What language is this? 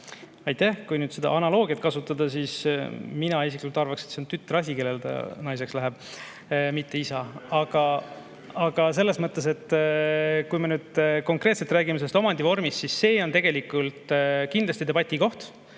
Estonian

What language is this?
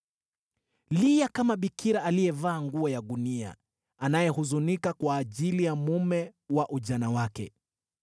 Swahili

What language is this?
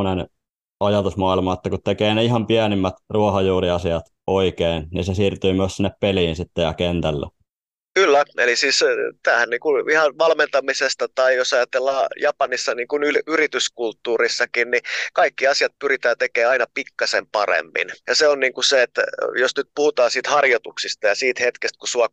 Finnish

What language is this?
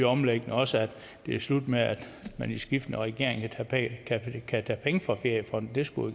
Danish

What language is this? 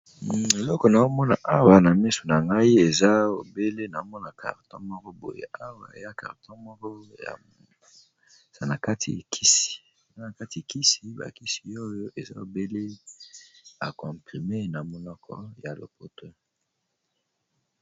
Lingala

